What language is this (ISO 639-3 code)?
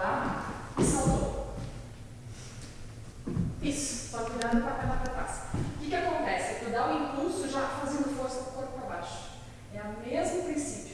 por